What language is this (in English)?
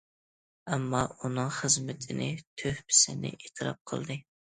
Uyghur